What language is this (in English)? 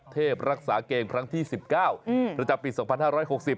Thai